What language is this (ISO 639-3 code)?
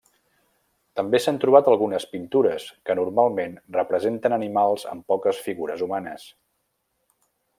cat